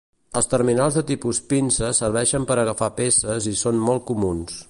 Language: Catalan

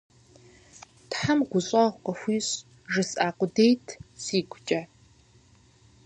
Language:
Kabardian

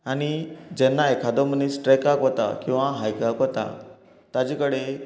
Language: Konkani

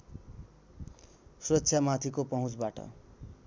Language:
Nepali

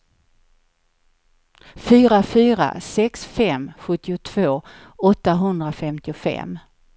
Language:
Swedish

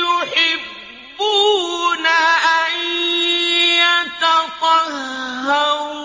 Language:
Arabic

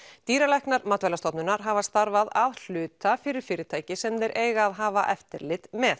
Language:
Icelandic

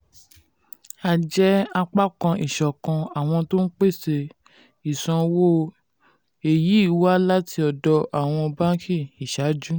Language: Yoruba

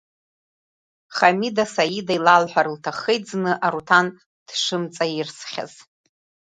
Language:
Abkhazian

